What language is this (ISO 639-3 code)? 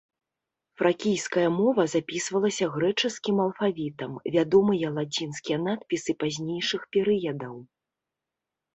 bel